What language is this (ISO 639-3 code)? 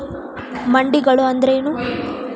kan